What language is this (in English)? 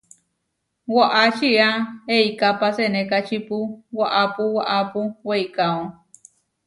Huarijio